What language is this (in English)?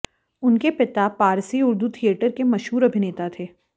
Hindi